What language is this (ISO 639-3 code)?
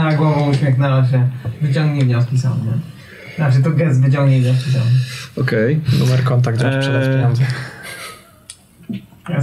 pol